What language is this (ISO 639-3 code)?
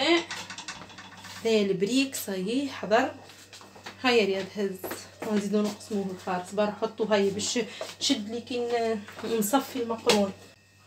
ara